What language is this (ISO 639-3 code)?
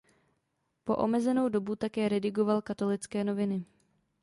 ces